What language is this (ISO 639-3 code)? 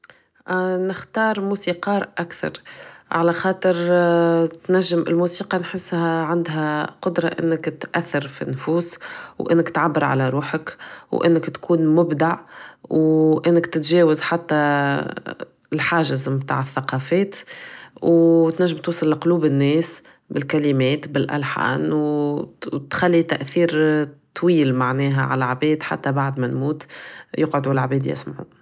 aeb